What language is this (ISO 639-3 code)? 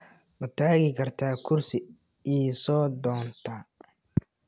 som